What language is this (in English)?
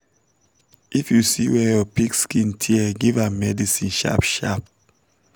Nigerian Pidgin